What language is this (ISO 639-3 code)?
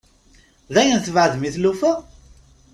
kab